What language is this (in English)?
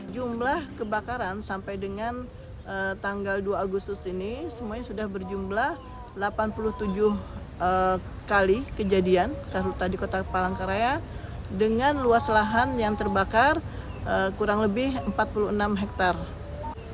Indonesian